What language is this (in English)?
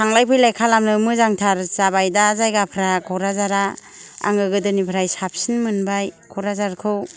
Bodo